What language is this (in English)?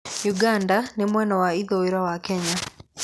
Kikuyu